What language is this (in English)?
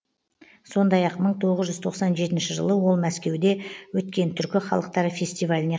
Kazakh